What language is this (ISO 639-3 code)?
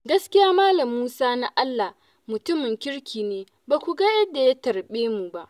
hau